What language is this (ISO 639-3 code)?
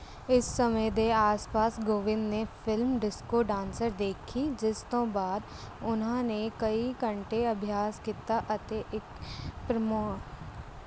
pan